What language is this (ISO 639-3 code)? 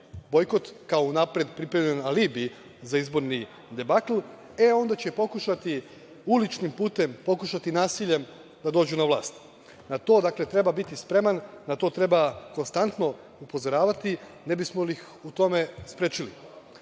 srp